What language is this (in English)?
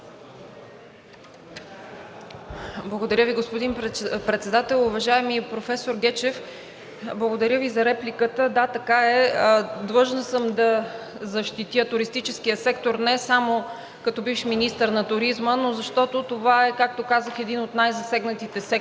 Bulgarian